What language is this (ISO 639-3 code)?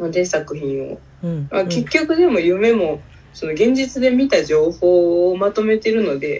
jpn